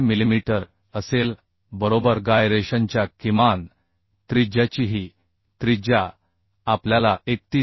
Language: Marathi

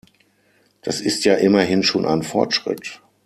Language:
German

